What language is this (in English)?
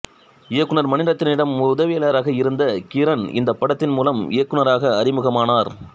Tamil